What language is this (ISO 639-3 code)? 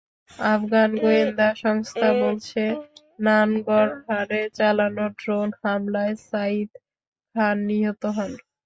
ben